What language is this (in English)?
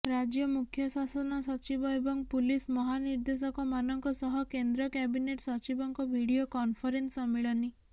Odia